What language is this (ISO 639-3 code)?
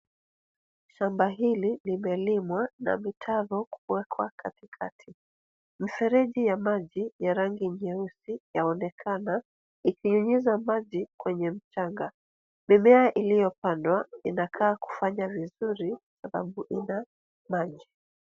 swa